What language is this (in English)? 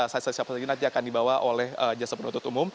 Indonesian